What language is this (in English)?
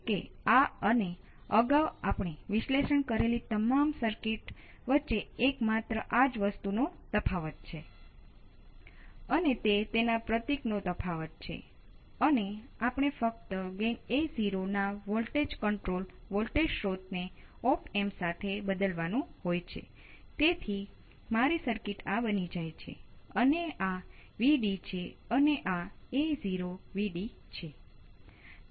Gujarati